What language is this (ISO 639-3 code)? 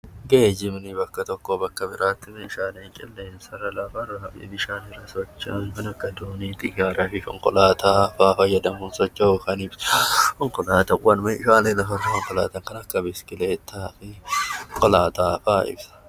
orm